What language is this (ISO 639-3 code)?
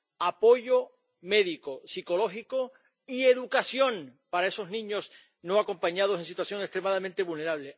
spa